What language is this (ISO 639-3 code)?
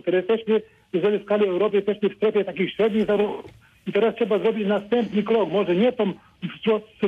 pol